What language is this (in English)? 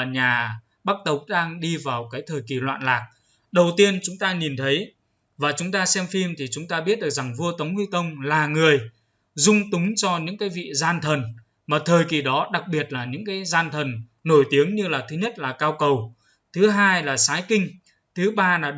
Vietnamese